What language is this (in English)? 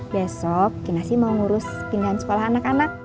Indonesian